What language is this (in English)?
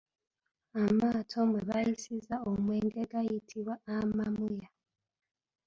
Ganda